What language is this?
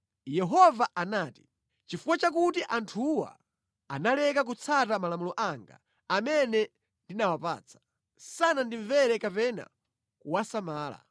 Nyanja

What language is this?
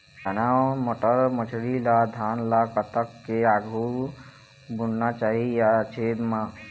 Chhattisgarhi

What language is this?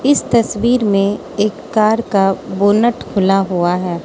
Hindi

